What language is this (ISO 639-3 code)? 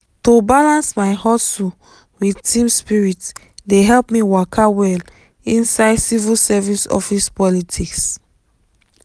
pcm